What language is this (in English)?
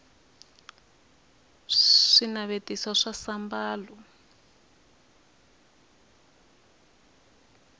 Tsonga